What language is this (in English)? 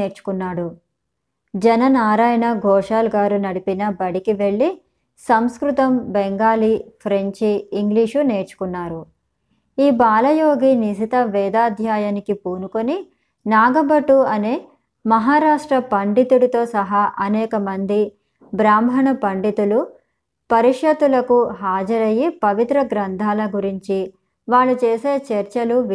Telugu